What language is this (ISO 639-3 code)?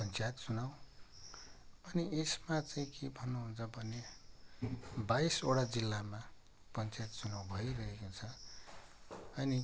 nep